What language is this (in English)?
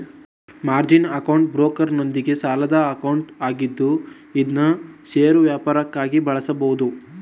Kannada